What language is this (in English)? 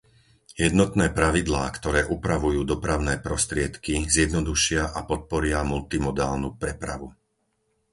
Slovak